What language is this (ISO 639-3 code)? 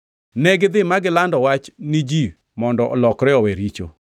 luo